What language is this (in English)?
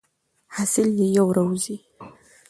Pashto